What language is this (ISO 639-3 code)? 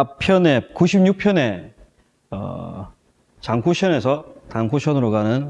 kor